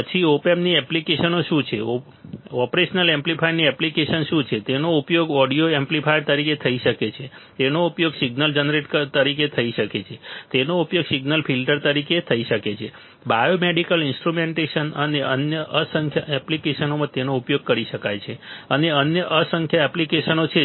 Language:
Gujarati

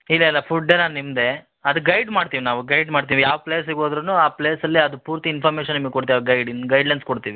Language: Kannada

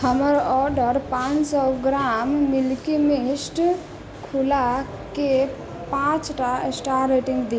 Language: Maithili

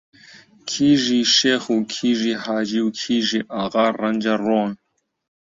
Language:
Central Kurdish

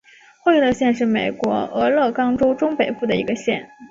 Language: Chinese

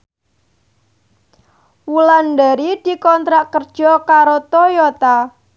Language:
Javanese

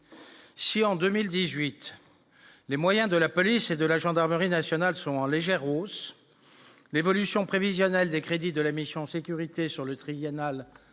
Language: French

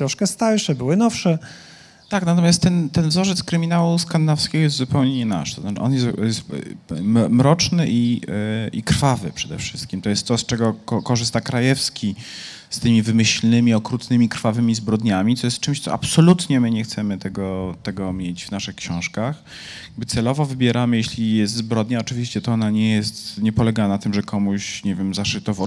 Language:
Polish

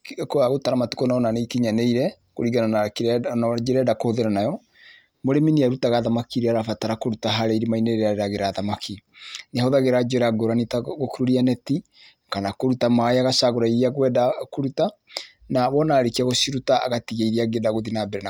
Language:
Kikuyu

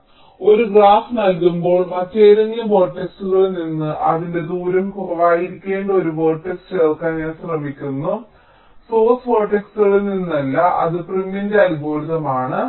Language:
Malayalam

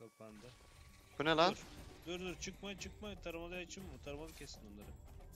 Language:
Turkish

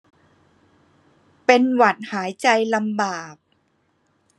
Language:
Thai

